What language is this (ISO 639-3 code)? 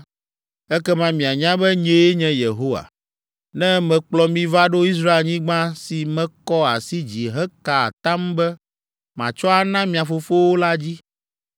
ewe